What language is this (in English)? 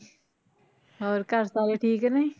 Punjabi